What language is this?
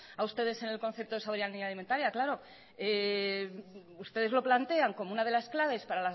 Spanish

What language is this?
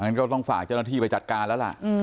Thai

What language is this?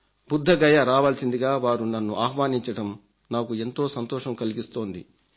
Telugu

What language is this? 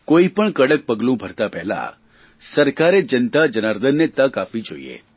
Gujarati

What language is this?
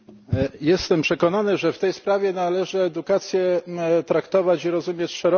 Polish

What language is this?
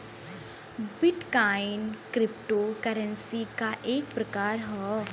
Bhojpuri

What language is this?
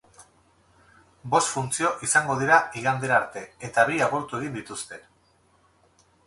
Basque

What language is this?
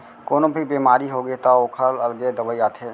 Chhattisgarhi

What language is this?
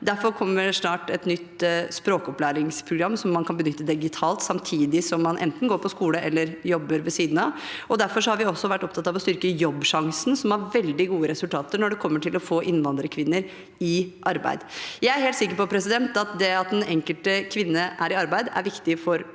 Norwegian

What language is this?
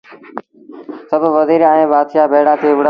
Sindhi Bhil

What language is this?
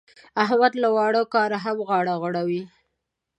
Pashto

